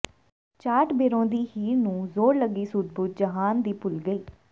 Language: Punjabi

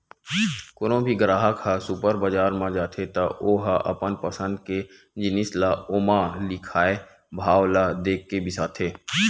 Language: Chhattisgarhi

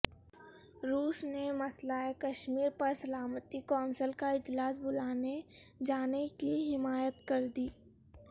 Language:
Urdu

